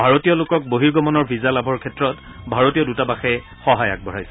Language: Assamese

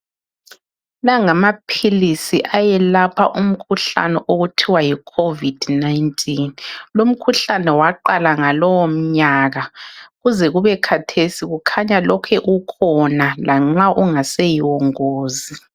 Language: North Ndebele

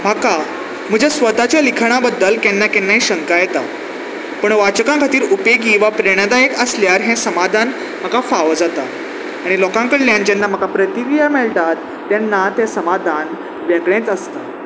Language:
Konkani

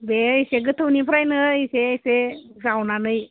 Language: Bodo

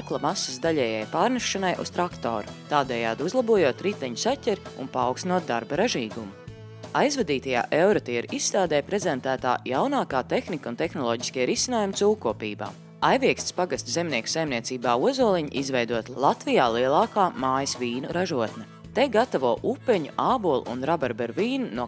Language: Latvian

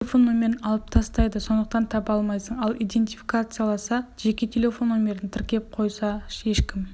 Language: Kazakh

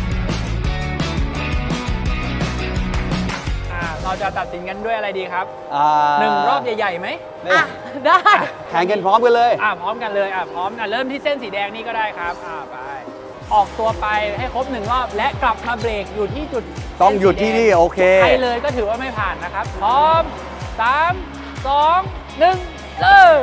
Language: Thai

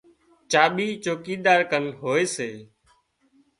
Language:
Wadiyara Koli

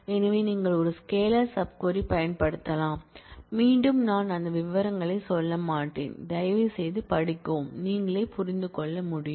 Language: Tamil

